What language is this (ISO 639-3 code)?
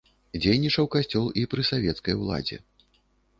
bel